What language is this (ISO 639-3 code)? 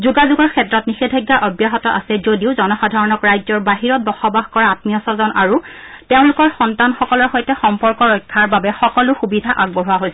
asm